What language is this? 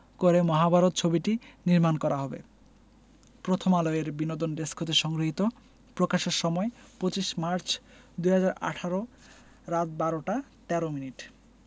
Bangla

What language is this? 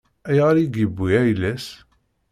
Kabyle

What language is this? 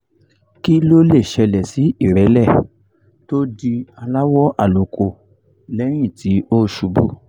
Yoruba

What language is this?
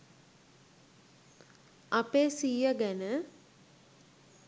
Sinhala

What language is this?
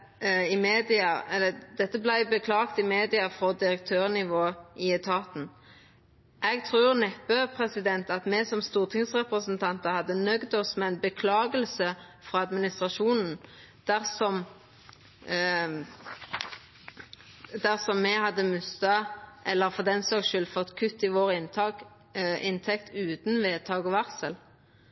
Norwegian Nynorsk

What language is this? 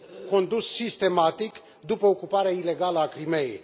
Romanian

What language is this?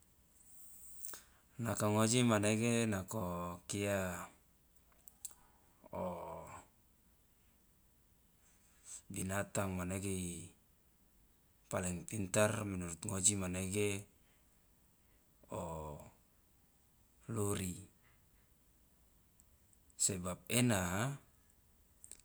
Loloda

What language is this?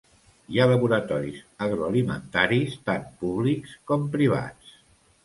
Catalan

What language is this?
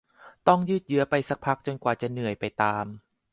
Thai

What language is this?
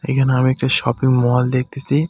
Bangla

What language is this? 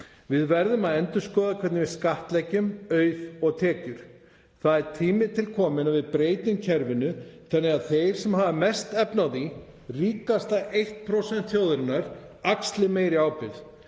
Icelandic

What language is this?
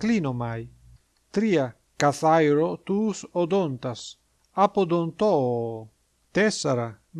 Greek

